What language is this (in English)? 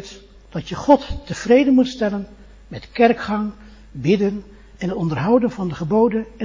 Dutch